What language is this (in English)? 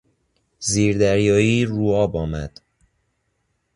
Persian